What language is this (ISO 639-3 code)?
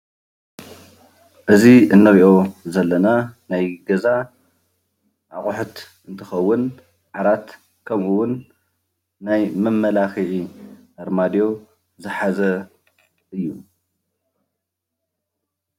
tir